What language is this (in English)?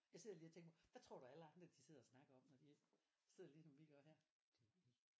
Danish